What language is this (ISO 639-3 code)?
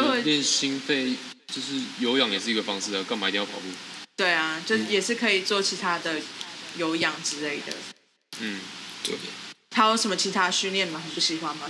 zho